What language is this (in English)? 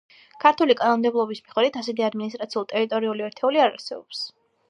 Georgian